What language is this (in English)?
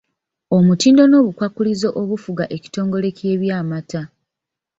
Ganda